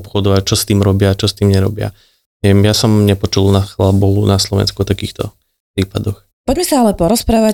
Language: Slovak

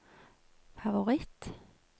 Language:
Norwegian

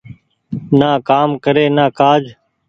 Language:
Goaria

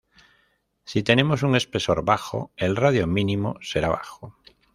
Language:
Spanish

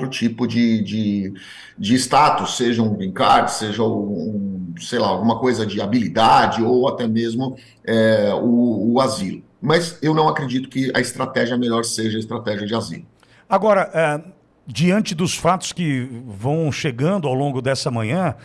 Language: Portuguese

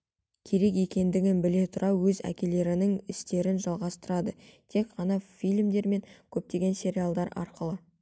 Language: Kazakh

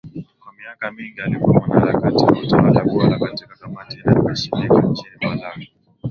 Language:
Swahili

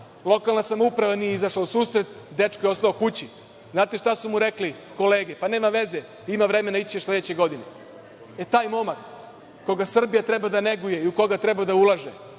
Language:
Serbian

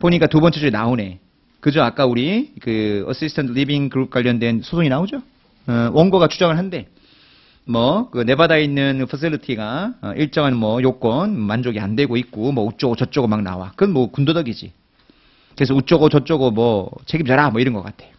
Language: Korean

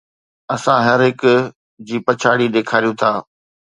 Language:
Sindhi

